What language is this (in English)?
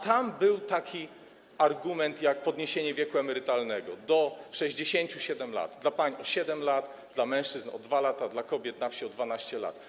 Polish